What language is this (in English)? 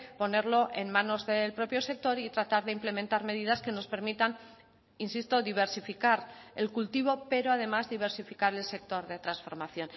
Spanish